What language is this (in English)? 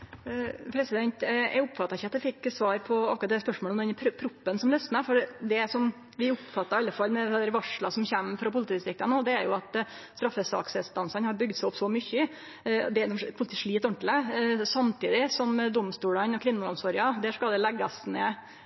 Norwegian